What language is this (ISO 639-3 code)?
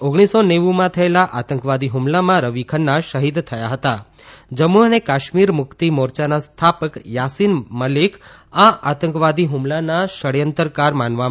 guj